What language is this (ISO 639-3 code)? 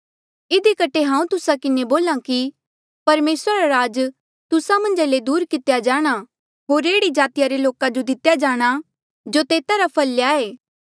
mjl